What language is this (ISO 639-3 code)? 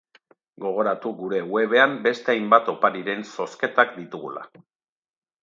eus